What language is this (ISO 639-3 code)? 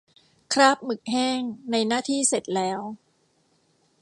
tha